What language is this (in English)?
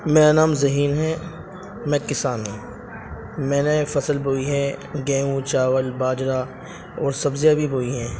Urdu